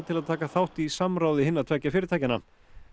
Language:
Icelandic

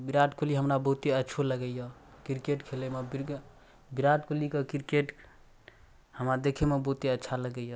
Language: Maithili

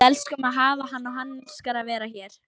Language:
Icelandic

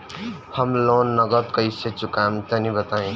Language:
Bhojpuri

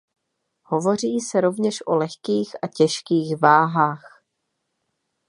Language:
Czech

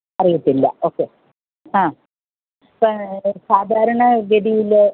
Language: Malayalam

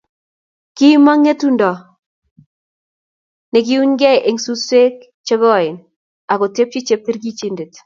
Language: Kalenjin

